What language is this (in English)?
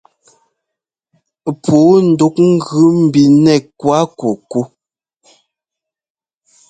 Ngomba